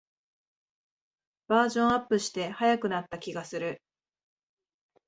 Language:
Japanese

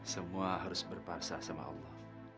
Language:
Indonesian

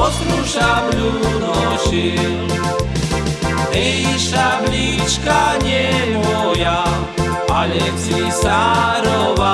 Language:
Slovak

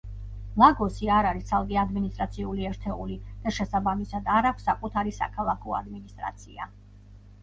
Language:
Georgian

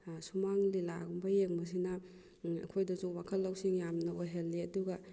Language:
Manipuri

